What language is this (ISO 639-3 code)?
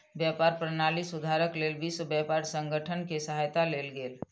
mai